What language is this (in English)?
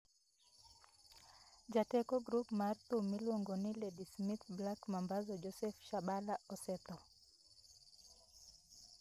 Luo (Kenya and Tanzania)